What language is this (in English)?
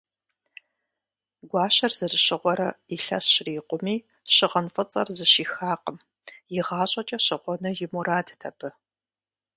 Kabardian